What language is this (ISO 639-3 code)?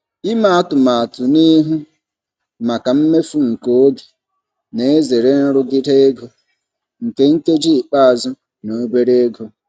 ibo